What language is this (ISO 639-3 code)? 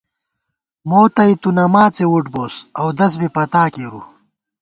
gwt